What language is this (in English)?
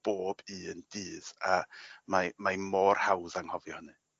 Welsh